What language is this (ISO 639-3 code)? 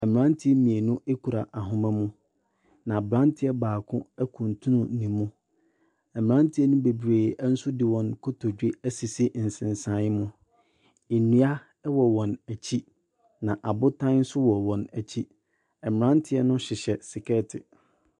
aka